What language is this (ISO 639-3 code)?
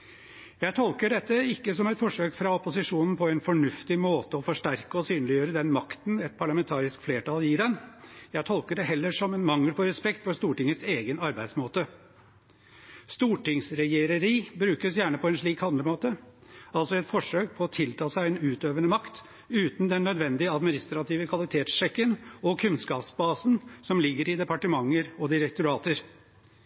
nob